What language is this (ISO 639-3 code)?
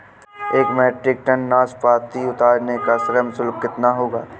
hin